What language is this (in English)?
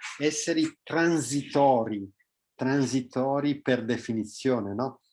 Italian